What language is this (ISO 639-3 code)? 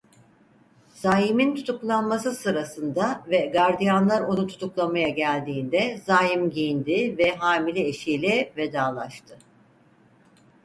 tur